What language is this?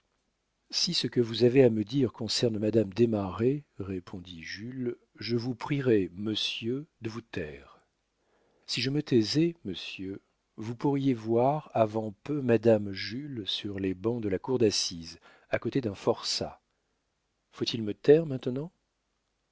French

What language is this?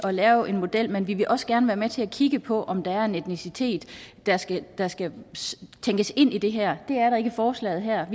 Danish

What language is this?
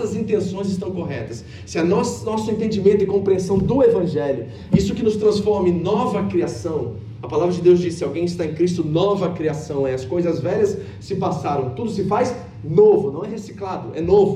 Portuguese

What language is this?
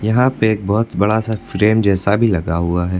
Hindi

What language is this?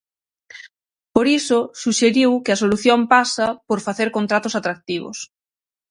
Galician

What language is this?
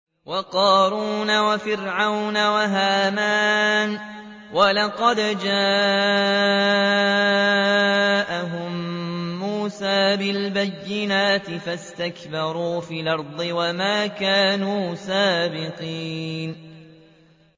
Arabic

